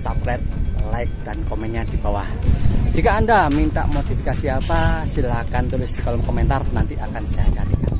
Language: Indonesian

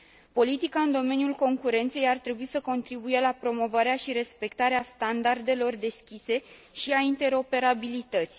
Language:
Romanian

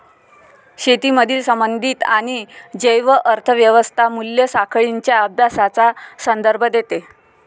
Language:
Marathi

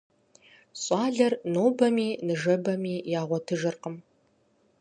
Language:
Kabardian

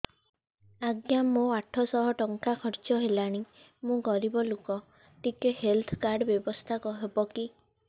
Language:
Odia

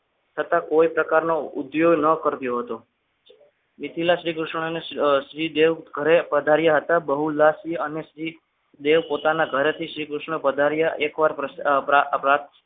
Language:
Gujarati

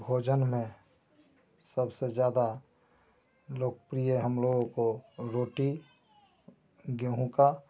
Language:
Hindi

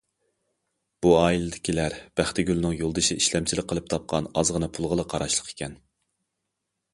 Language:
Uyghur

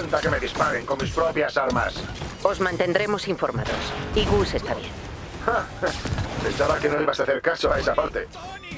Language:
Spanish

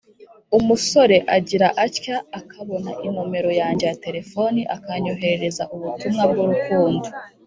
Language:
Kinyarwanda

